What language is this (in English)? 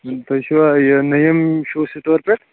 Kashmiri